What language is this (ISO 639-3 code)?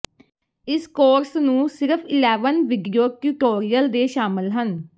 pan